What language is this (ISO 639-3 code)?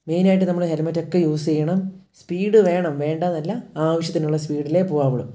mal